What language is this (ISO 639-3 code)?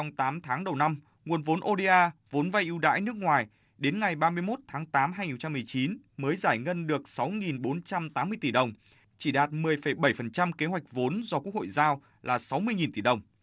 vie